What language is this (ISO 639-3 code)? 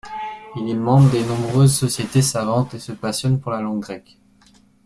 fra